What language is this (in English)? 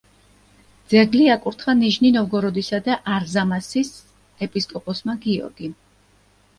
Georgian